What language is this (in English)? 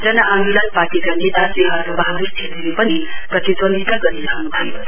Nepali